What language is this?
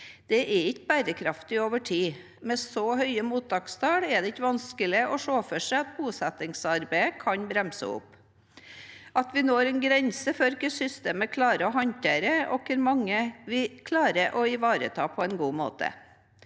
Norwegian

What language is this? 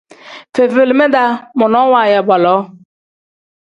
Tem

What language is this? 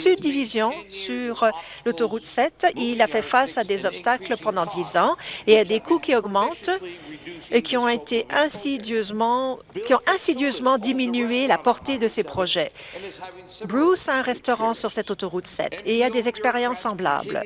French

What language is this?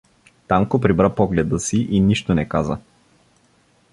Bulgarian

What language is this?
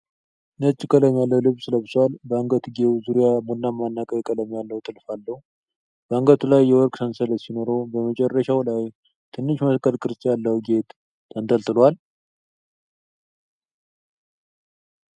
Amharic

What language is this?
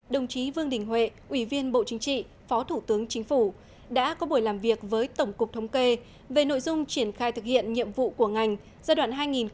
Vietnamese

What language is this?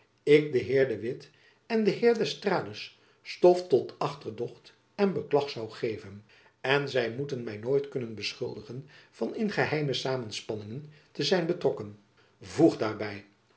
Dutch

